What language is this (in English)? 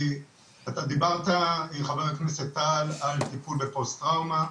Hebrew